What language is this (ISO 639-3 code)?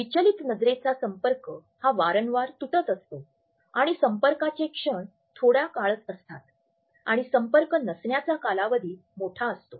mar